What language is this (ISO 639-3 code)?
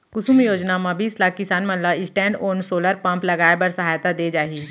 hne